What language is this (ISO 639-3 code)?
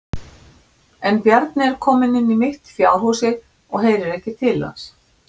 isl